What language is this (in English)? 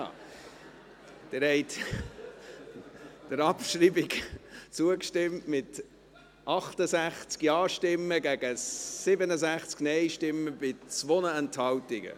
Swiss German